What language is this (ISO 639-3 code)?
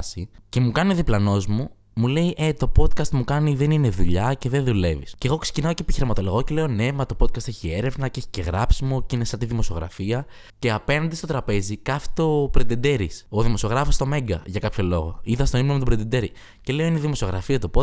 ell